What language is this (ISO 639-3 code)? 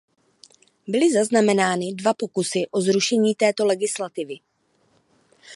ces